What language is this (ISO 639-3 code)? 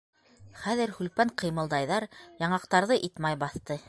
bak